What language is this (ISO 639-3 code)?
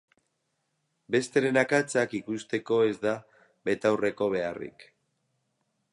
eus